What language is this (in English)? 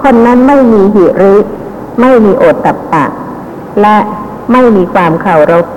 Thai